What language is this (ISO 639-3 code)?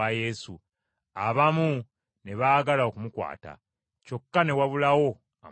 lug